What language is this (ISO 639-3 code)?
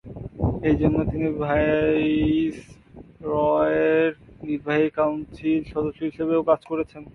ben